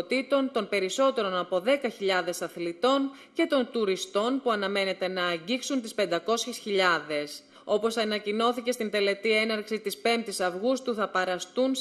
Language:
Greek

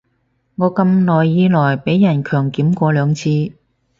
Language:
Cantonese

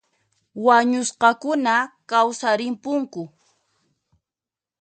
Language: Puno Quechua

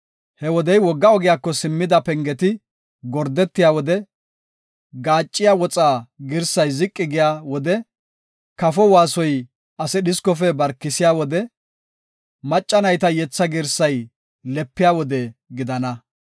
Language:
Gofa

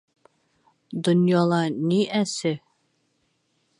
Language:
Bashkir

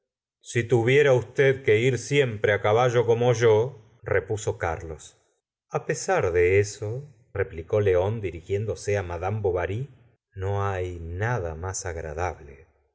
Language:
Spanish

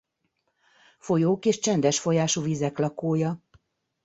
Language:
Hungarian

